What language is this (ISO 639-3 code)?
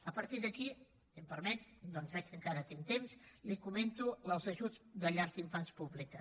cat